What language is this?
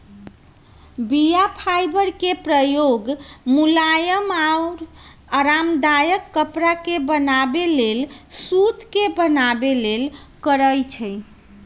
Magahi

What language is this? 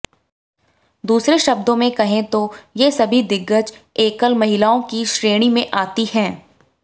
Hindi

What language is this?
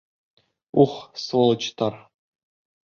Bashkir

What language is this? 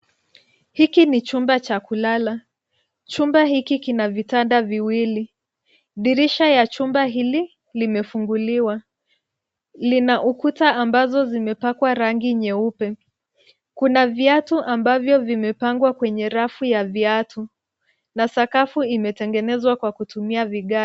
Swahili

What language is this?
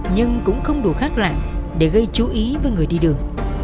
Vietnamese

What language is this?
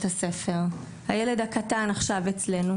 Hebrew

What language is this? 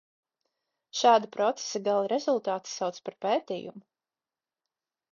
Latvian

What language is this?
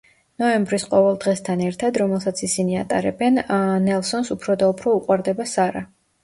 Georgian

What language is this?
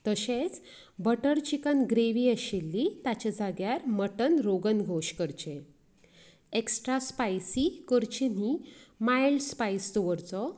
Konkani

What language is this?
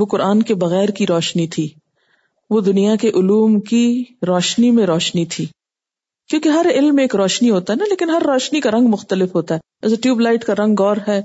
Urdu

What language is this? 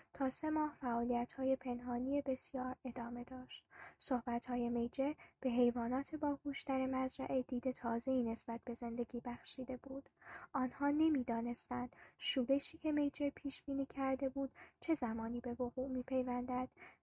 Persian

